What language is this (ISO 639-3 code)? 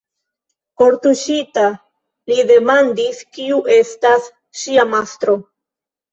epo